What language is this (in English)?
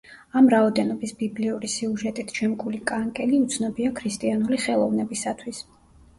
Georgian